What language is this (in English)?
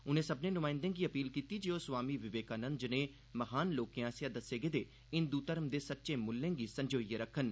Dogri